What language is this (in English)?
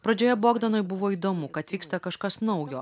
Lithuanian